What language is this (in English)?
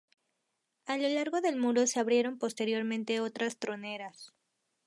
Spanish